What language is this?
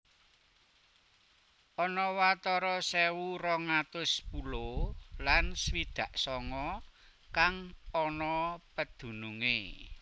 Javanese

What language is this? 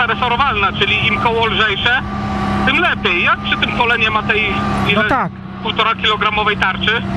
Polish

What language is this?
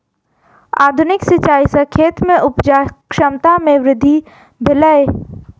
Maithili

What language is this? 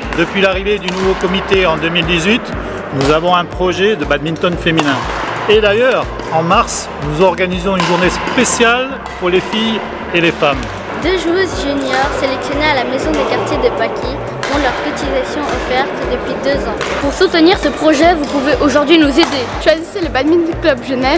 French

